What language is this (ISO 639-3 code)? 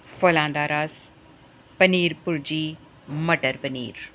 pan